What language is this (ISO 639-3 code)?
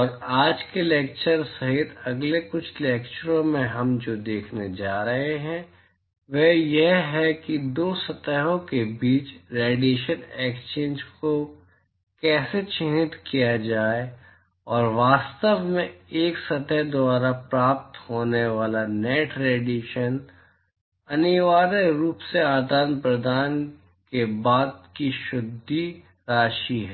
hin